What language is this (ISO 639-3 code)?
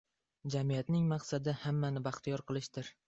uzb